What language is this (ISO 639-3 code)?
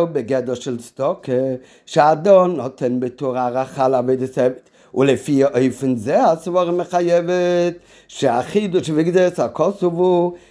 heb